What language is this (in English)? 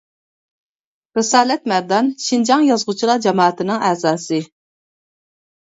Uyghur